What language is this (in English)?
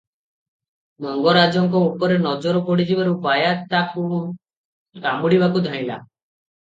Odia